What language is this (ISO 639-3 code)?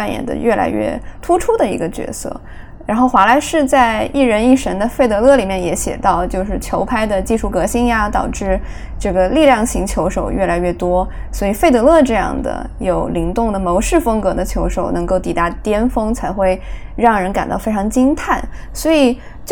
zho